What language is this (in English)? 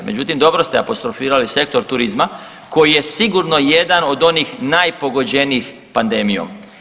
Croatian